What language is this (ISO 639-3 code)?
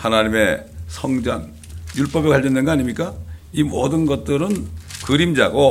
kor